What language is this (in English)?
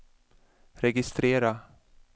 Swedish